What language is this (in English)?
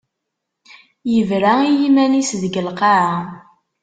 Kabyle